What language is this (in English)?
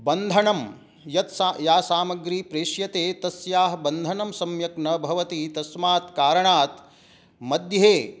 Sanskrit